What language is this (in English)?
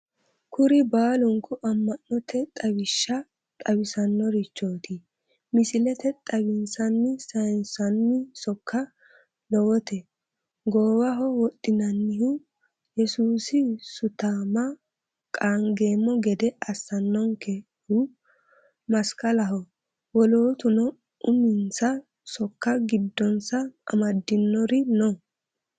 Sidamo